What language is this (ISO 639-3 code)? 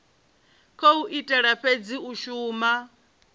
ven